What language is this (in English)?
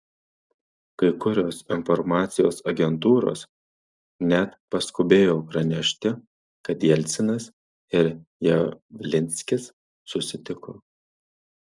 Lithuanian